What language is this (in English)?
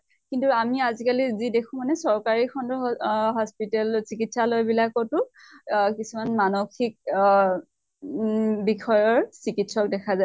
Assamese